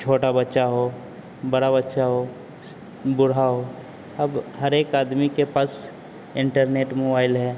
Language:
Hindi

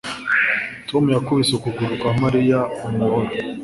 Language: Kinyarwanda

